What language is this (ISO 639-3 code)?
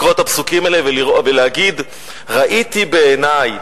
heb